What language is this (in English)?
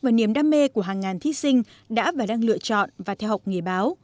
Vietnamese